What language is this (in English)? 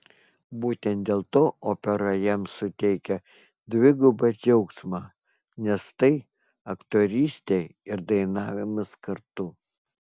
Lithuanian